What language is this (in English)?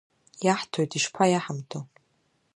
Abkhazian